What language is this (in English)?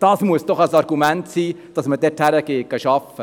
Swiss German